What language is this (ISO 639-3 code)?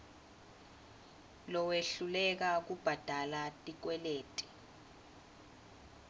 ssw